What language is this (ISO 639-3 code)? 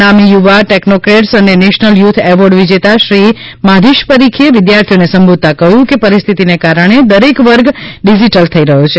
guj